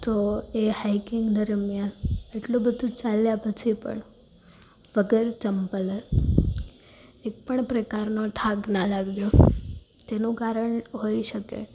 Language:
Gujarati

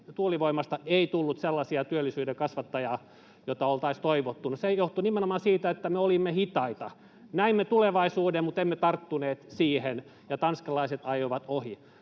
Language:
Finnish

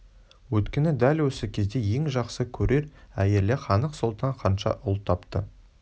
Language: Kazakh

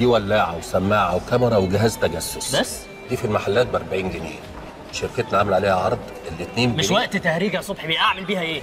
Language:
Arabic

